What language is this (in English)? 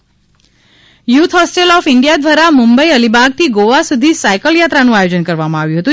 Gujarati